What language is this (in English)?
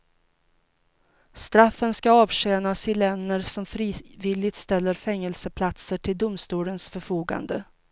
Swedish